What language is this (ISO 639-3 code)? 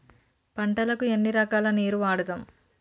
tel